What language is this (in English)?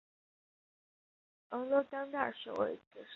Chinese